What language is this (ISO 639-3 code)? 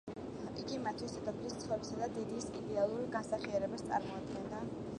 kat